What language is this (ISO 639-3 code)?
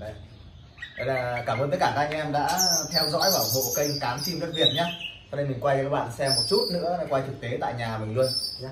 vie